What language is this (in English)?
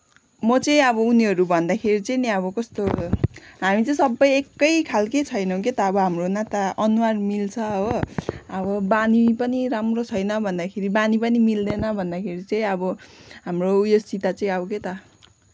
Nepali